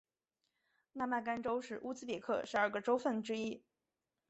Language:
Chinese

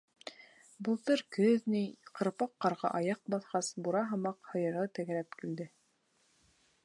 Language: Bashkir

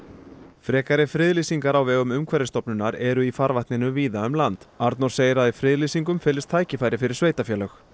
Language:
Icelandic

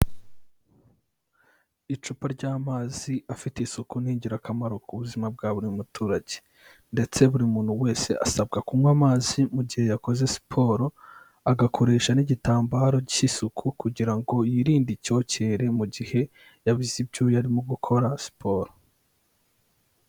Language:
Kinyarwanda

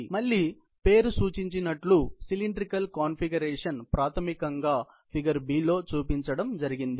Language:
Telugu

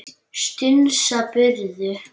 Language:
Icelandic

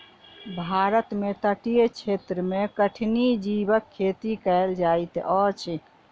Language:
Maithili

